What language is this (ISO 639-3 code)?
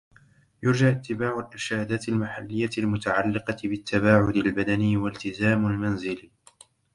ara